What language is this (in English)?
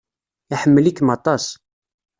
Kabyle